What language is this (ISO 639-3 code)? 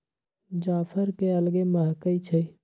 mag